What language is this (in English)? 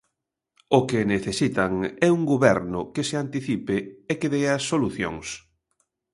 Galician